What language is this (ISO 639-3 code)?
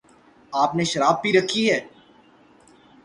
urd